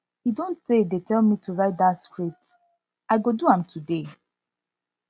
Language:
Nigerian Pidgin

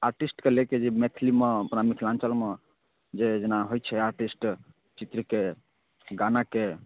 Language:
Maithili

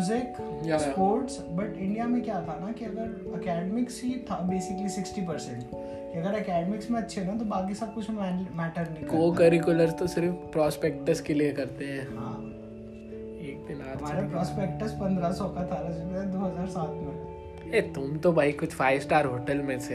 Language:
Hindi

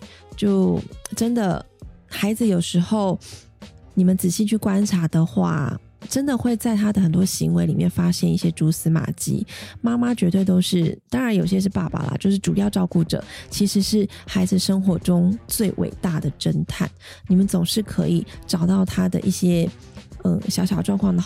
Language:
Chinese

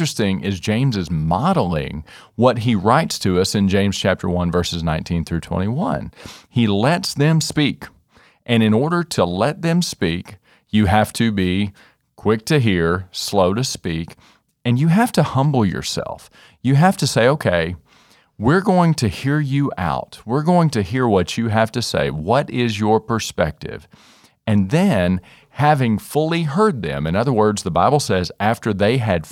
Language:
English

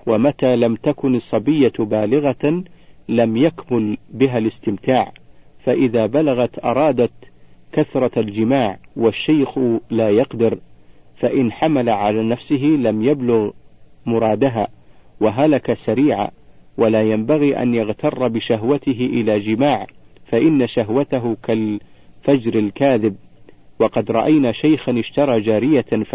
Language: Arabic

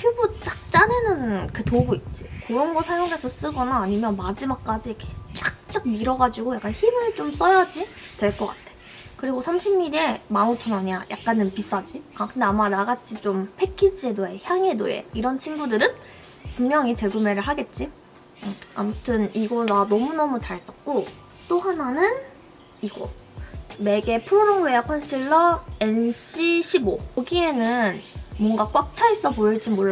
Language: Korean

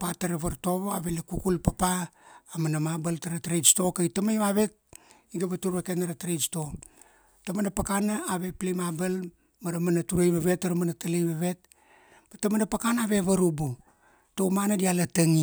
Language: Kuanua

